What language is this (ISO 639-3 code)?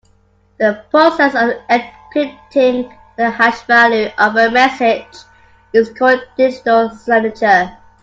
eng